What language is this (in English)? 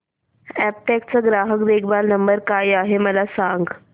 Marathi